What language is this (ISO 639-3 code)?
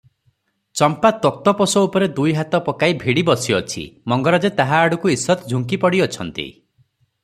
ori